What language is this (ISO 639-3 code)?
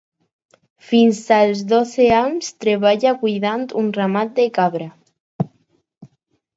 cat